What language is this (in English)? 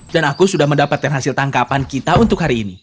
Indonesian